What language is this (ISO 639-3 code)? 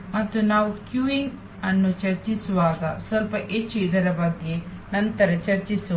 kan